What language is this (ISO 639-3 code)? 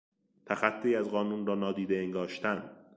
fas